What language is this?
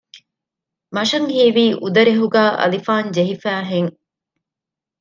Divehi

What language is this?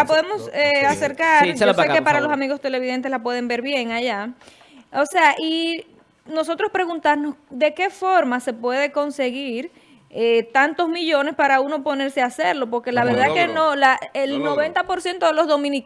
Spanish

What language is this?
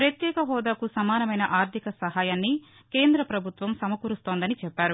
Telugu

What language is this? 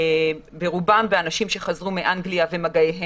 Hebrew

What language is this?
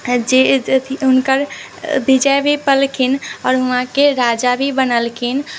Maithili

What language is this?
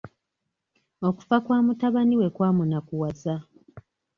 Ganda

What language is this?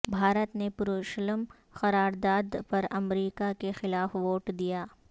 Urdu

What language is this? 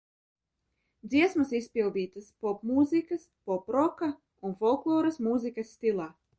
Latvian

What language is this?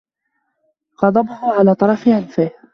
Arabic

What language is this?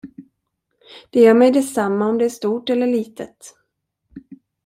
Swedish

